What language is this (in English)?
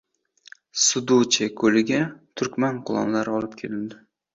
Uzbek